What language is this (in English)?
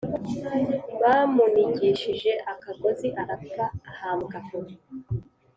Kinyarwanda